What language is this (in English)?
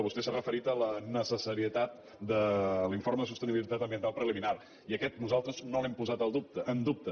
Catalan